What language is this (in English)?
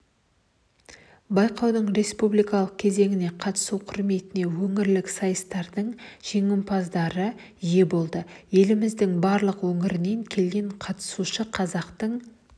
Kazakh